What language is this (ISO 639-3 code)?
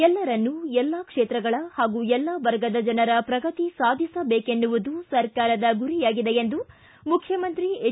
kan